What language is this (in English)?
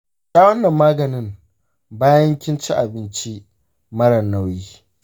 Hausa